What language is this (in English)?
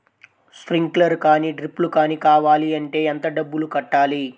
Telugu